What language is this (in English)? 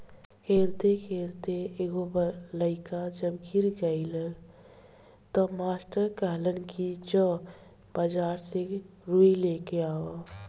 Bhojpuri